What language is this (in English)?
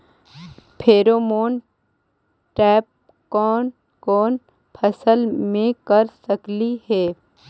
Magahi